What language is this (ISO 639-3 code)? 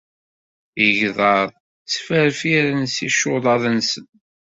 kab